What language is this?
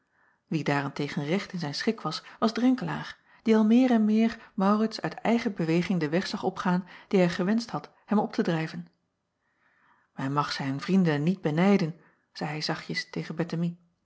Dutch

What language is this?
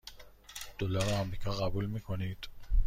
Persian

